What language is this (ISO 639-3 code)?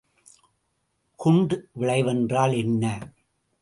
tam